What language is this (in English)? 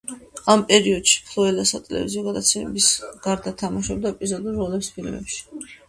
Georgian